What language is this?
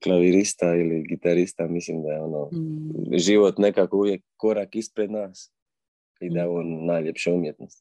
Croatian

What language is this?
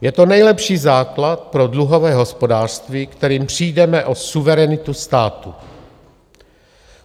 Czech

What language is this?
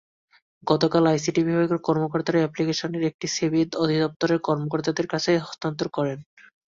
Bangla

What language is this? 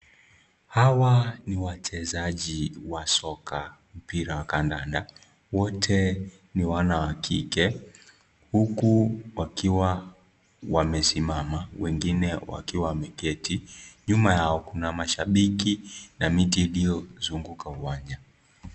Swahili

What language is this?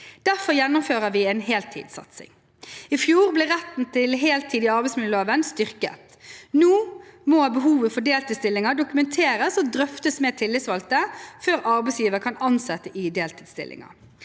Norwegian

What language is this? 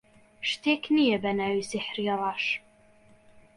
Central Kurdish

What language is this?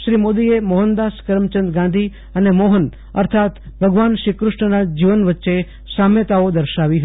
Gujarati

